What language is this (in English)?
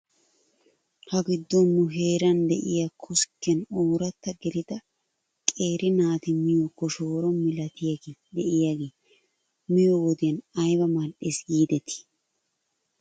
Wolaytta